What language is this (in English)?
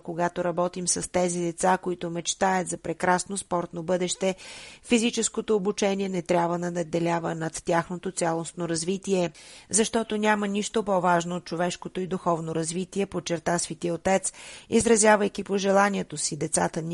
Bulgarian